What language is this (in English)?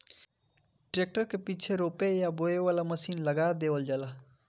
Bhojpuri